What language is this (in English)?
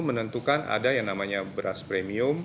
Indonesian